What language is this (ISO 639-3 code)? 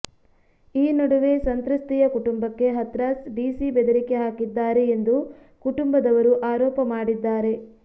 kan